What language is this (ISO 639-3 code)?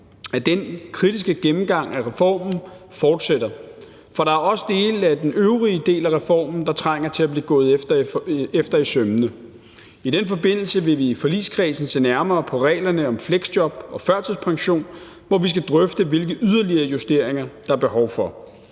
dan